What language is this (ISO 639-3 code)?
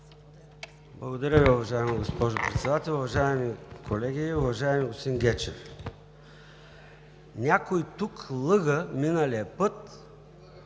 bul